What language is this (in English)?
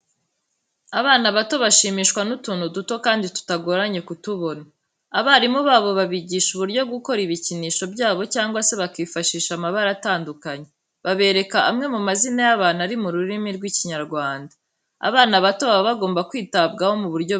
Kinyarwanda